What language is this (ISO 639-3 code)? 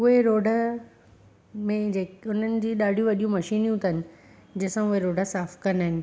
snd